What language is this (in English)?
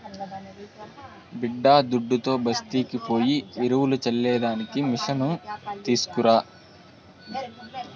Telugu